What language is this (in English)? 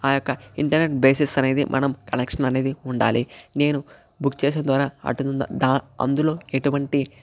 Telugu